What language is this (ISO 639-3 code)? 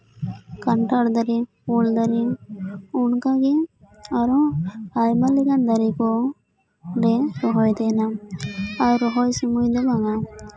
sat